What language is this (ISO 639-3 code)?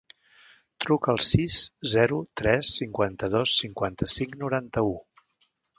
cat